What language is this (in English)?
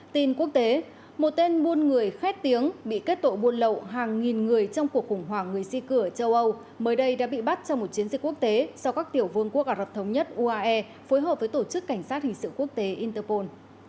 Vietnamese